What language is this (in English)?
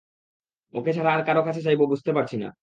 Bangla